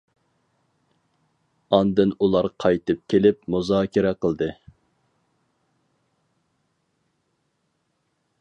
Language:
Uyghur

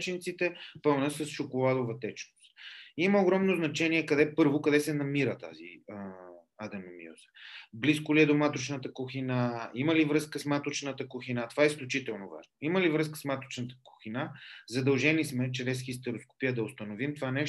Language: Bulgarian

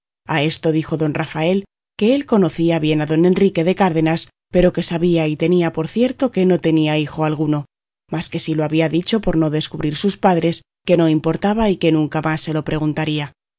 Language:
Spanish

